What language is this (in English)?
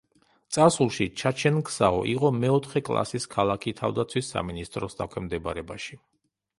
Georgian